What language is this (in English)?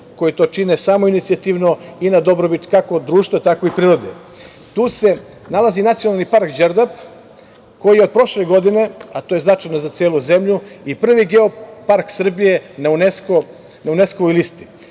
Serbian